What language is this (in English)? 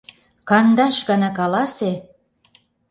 Mari